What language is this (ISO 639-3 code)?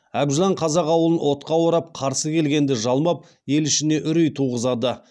kaz